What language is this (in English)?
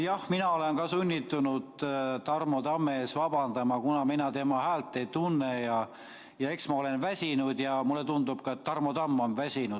Estonian